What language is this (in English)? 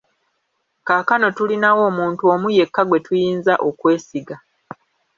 Ganda